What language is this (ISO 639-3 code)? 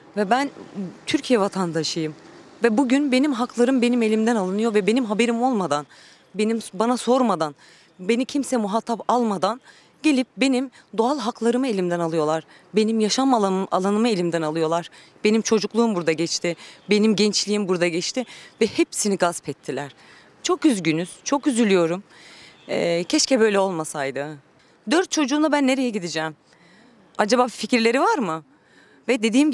tur